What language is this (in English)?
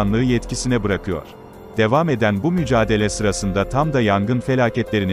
Turkish